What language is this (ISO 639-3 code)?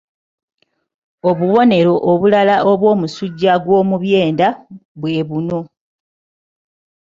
lug